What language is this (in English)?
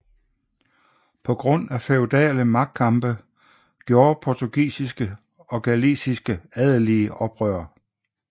Danish